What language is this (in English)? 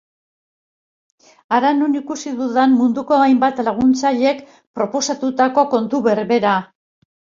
Basque